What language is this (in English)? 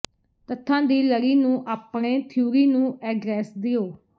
Punjabi